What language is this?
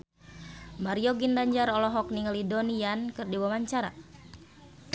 Sundanese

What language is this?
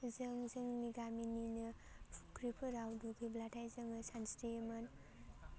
Bodo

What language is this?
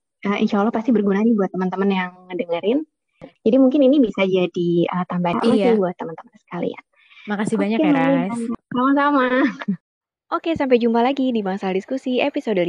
Indonesian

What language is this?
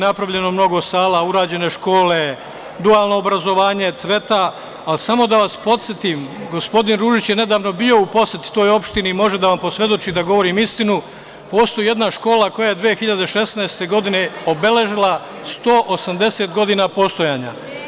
Serbian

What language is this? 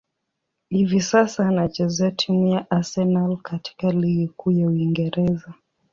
Swahili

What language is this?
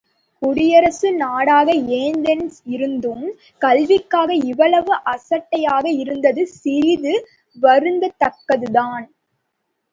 Tamil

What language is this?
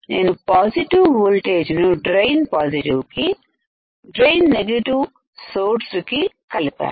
Telugu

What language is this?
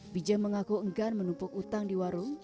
Indonesian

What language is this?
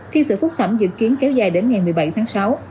Vietnamese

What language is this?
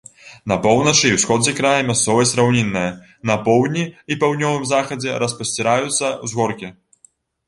Belarusian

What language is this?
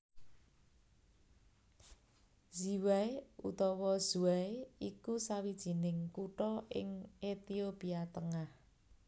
Javanese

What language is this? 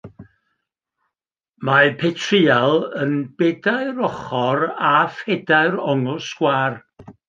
Welsh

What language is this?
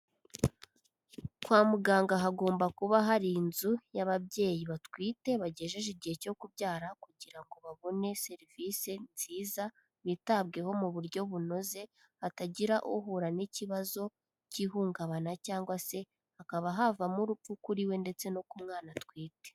Kinyarwanda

